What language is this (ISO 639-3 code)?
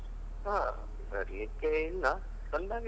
kan